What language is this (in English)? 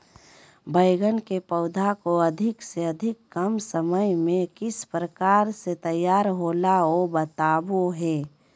Magahi